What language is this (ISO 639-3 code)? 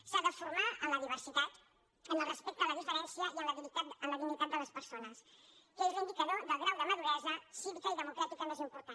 cat